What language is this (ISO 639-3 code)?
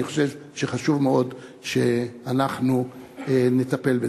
heb